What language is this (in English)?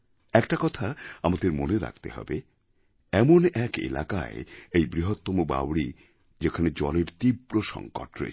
Bangla